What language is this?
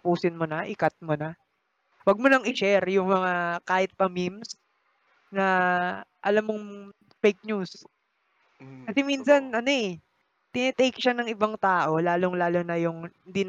Filipino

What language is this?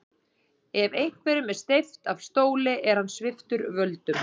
Icelandic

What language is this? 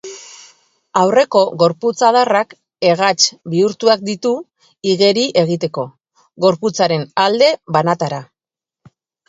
Basque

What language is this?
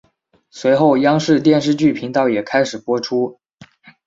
Chinese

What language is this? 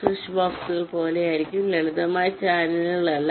Malayalam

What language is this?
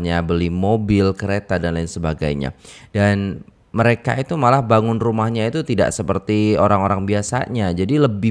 Indonesian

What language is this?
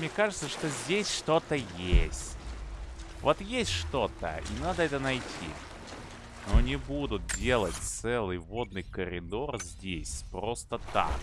Russian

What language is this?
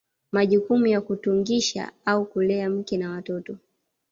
Swahili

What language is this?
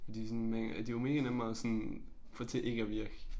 Danish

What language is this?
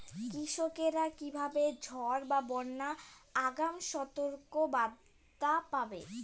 Bangla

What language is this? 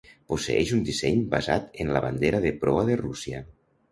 Catalan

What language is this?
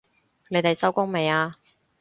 Cantonese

